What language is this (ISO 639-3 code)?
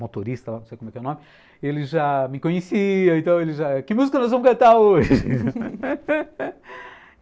por